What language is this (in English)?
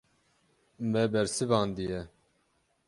Kurdish